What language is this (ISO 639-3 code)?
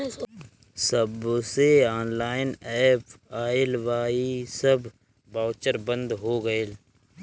bho